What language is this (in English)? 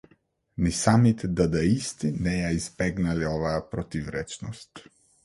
Macedonian